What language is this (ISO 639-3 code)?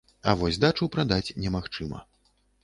bel